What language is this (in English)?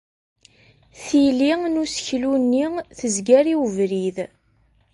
Kabyle